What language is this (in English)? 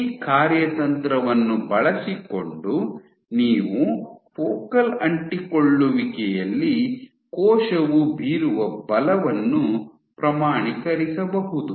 Kannada